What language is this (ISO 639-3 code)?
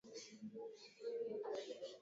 swa